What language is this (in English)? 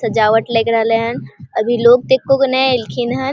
Maithili